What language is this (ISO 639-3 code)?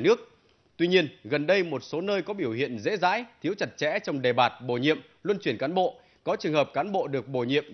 vie